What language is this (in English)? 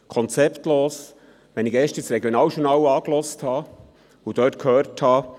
Swiss German